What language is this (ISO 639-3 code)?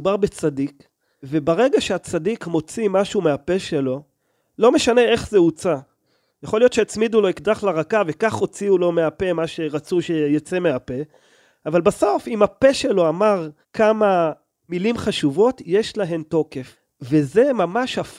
heb